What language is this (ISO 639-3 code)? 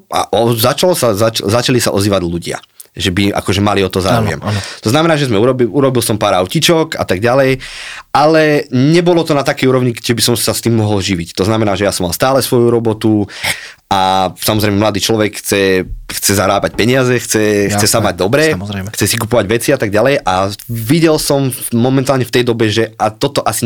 slk